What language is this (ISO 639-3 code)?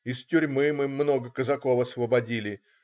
rus